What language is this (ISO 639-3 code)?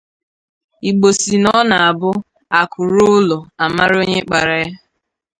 ibo